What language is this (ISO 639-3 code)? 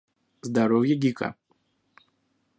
rus